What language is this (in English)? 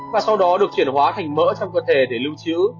Vietnamese